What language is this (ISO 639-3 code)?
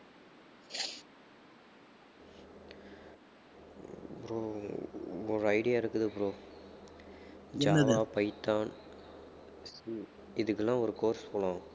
tam